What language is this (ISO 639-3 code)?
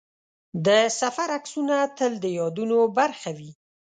pus